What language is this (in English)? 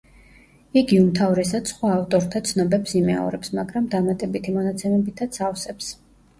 Georgian